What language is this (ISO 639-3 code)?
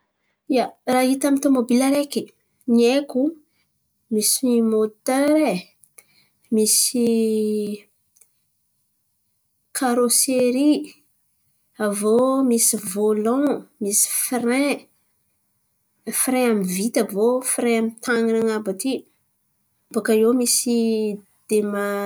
xmv